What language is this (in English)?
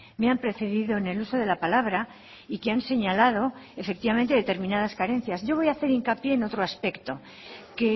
Spanish